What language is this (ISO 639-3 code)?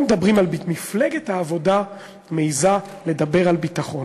heb